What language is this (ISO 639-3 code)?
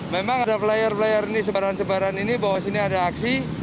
ind